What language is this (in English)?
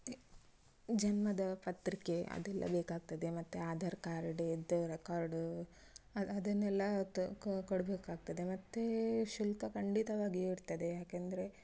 Kannada